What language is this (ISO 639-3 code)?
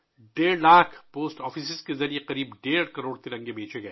urd